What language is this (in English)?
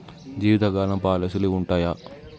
Telugu